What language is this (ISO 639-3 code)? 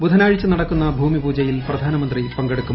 mal